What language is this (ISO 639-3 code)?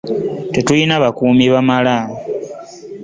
lug